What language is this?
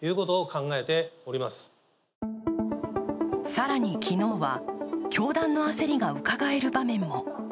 Japanese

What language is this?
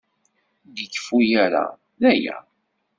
Kabyle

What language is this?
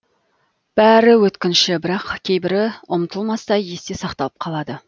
Kazakh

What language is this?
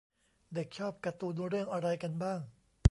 Thai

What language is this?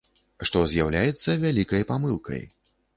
Belarusian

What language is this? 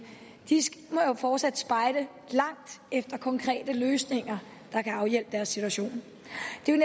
Danish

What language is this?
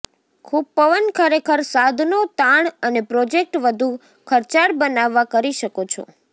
Gujarati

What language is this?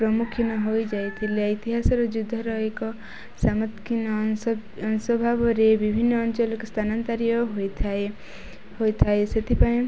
Odia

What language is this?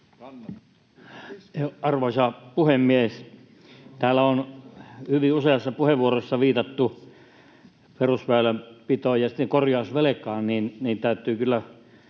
Finnish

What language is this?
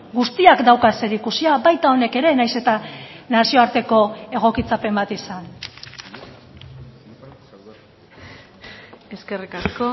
Basque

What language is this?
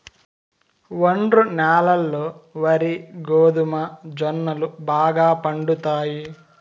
Telugu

